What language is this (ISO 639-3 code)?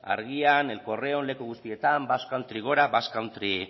eus